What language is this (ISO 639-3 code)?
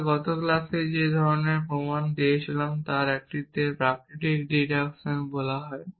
ben